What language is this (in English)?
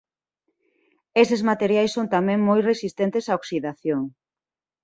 Galician